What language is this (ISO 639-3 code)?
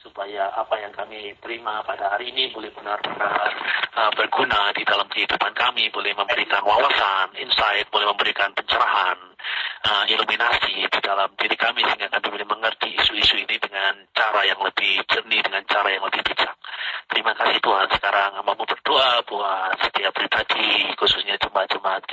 ind